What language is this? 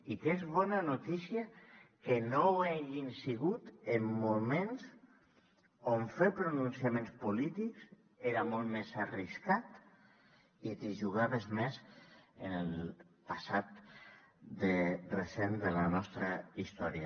Catalan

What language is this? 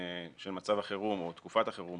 Hebrew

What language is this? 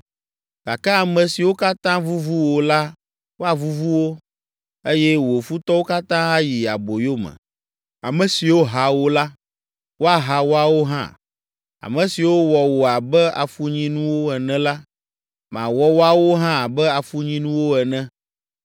Ewe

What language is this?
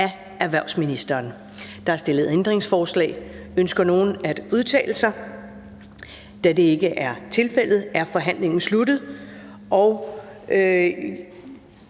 Danish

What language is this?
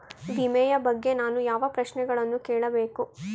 Kannada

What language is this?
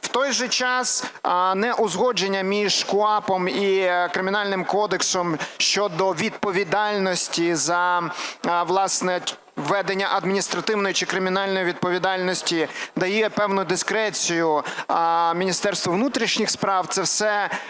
Ukrainian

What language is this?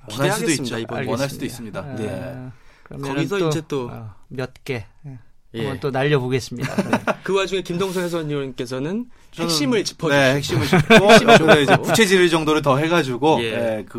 Korean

